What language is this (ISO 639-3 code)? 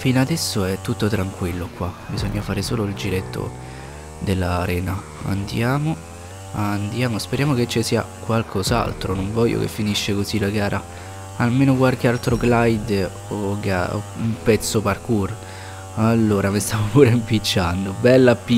ita